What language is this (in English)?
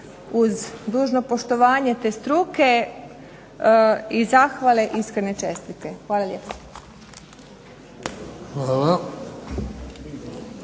Croatian